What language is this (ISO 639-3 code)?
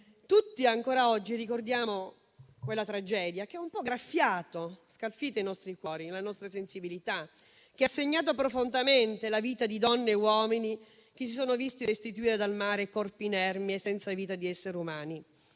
ita